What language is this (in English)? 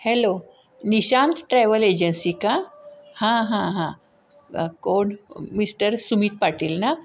Marathi